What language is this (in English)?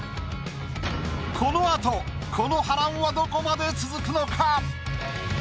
Japanese